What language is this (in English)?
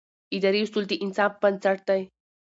Pashto